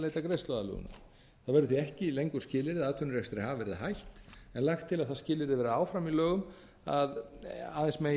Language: Icelandic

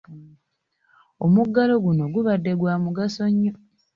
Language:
Ganda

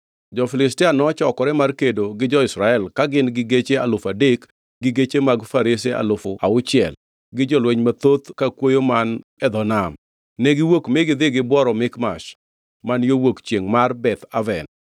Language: Luo (Kenya and Tanzania)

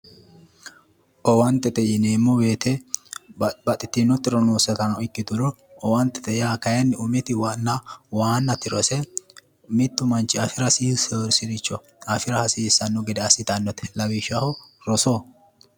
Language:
Sidamo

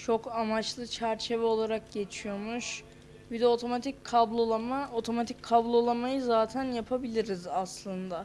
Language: Turkish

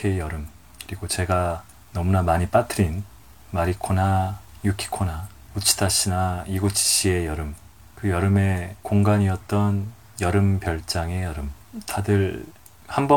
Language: Korean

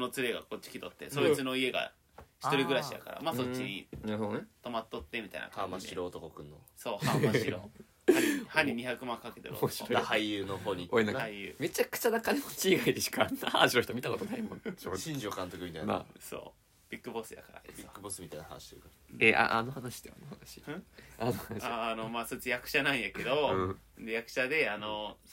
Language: Japanese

